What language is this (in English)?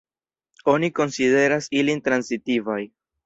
Esperanto